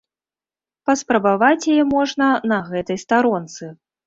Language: Belarusian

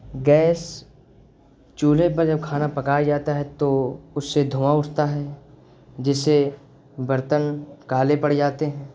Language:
Urdu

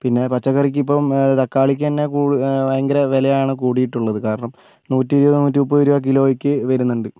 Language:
Malayalam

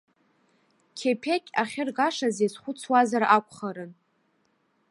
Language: Abkhazian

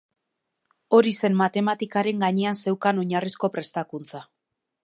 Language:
Basque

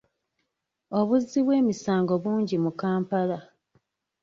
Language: Ganda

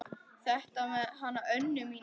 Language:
Icelandic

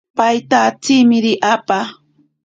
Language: Ashéninka Perené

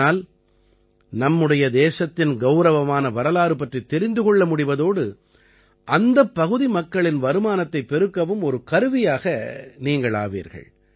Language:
Tamil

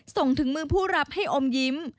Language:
Thai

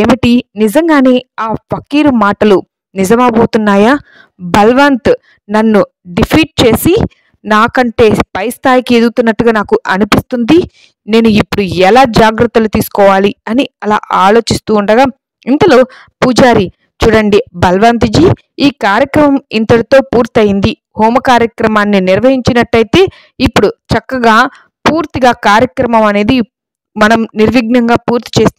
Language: Telugu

